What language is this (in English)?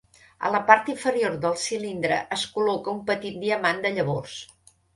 Catalan